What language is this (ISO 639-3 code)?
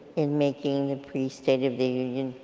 eng